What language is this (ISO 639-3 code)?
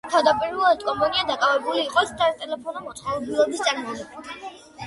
kat